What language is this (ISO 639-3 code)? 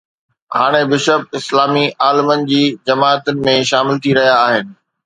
snd